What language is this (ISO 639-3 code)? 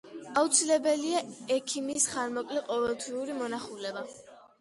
kat